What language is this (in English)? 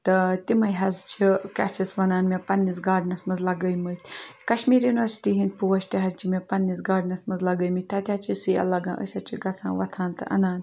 Kashmiri